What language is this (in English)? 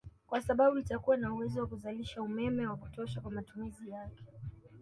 Swahili